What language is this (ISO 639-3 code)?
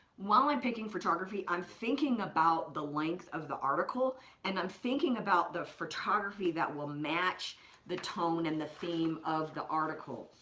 eng